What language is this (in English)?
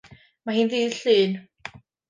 Welsh